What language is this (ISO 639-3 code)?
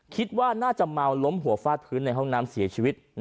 tha